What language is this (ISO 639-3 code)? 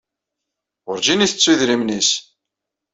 kab